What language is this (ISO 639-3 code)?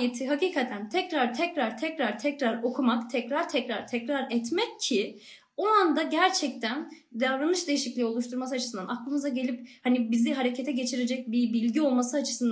tur